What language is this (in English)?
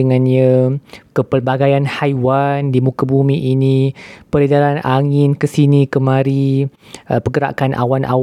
Malay